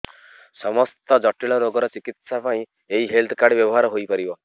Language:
Odia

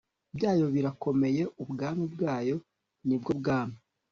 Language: Kinyarwanda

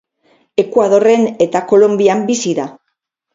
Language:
Basque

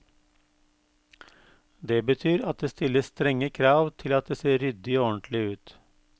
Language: Norwegian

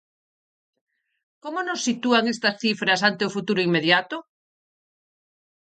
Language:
Galician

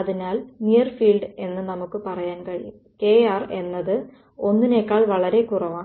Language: Malayalam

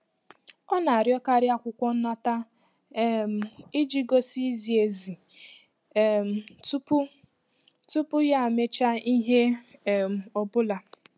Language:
Igbo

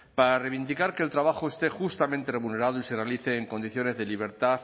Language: Spanish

